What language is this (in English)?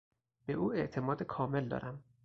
Persian